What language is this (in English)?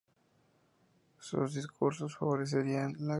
Spanish